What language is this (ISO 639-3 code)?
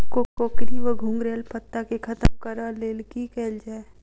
mai